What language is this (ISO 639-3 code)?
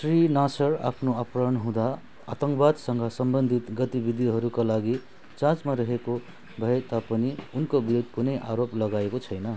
nep